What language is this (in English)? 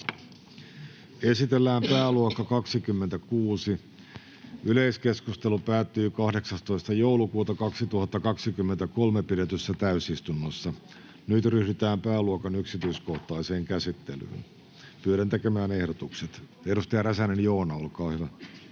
Finnish